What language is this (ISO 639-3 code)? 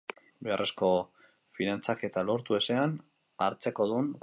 eus